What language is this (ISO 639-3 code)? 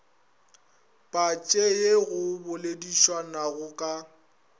nso